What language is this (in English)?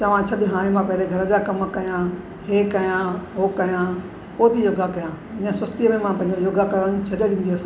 Sindhi